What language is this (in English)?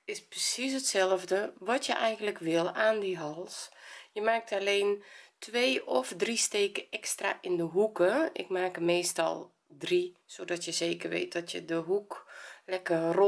Dutch